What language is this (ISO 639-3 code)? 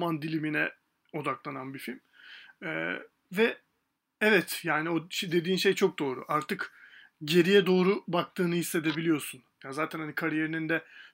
tur